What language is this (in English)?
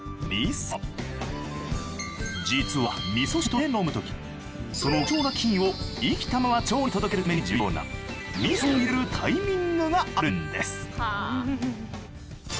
Japanese